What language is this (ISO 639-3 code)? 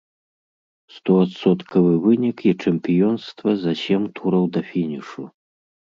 bel